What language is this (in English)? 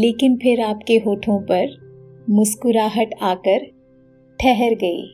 Hindi